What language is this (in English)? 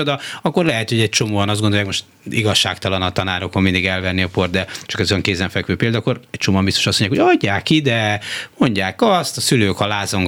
Hungarian